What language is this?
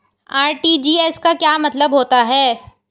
Hindi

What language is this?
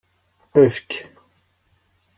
Kabyle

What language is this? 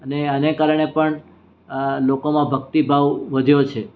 Gujarati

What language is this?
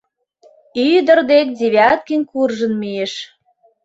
Mari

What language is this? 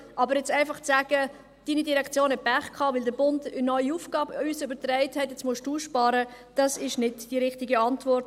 Swiss German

